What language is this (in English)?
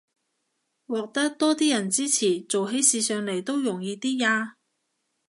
Cantonese